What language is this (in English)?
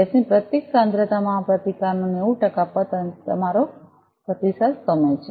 Gujarati